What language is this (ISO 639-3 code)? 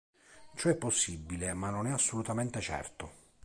ita